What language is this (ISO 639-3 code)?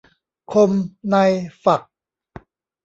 tha